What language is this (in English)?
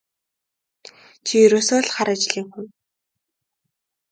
Mongolian